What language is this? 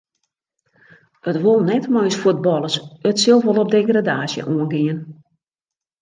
Western Frisian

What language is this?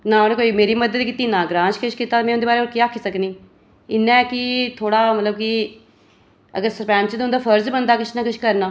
Dogri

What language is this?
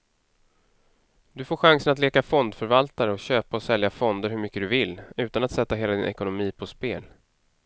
Swedish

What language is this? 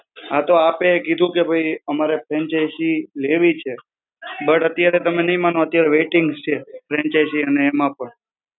Gujarati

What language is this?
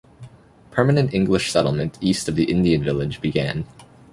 English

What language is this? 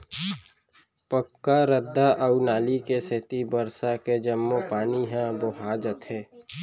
Chhattisgarhi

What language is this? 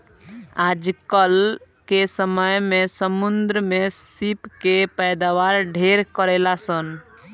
Bhojpuri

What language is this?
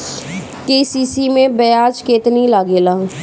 Bhojpuri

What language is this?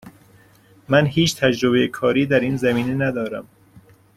Persian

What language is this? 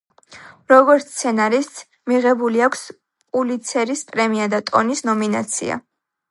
Georgian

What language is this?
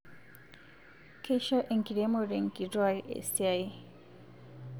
Masai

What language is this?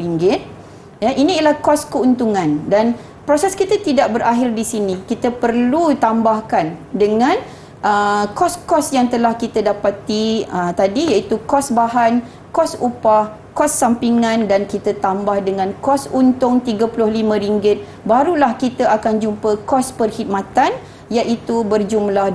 Malay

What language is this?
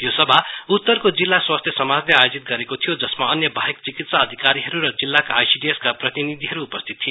Nepali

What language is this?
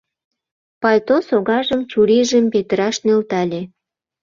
Mari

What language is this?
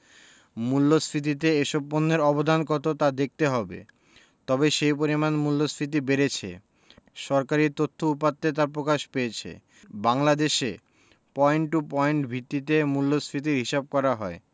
Bangla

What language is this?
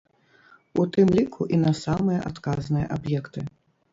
Belarusian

